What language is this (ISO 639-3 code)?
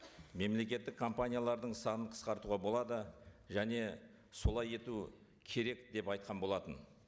kaz